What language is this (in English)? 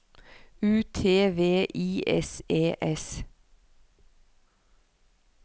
Norwegian